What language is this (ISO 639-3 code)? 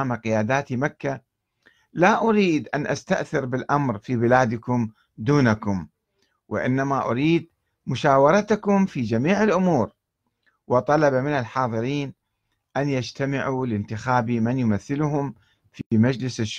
ara